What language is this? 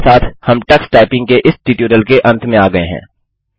Hindi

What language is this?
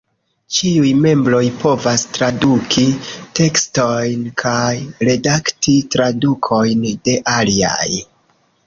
Esperanto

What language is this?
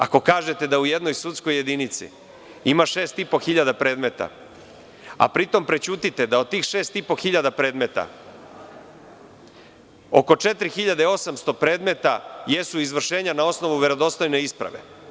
Serbian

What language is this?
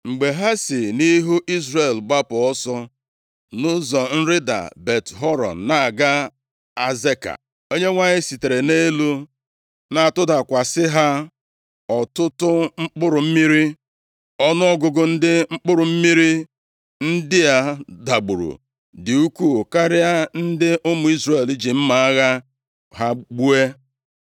Igbo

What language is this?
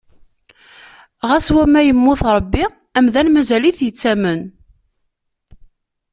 Kabyle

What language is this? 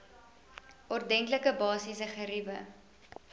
Afrikaans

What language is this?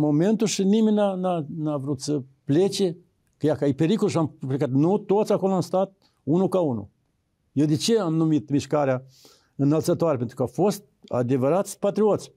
Romanian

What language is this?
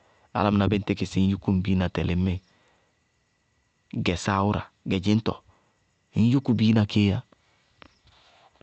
Bago-Kusuntu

